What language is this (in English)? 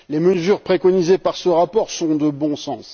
French